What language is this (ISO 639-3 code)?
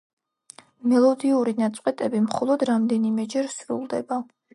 kat